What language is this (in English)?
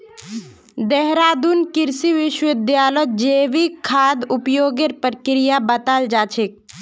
Magahi